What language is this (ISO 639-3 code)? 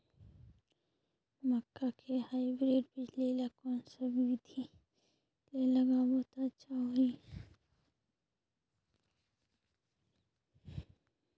hne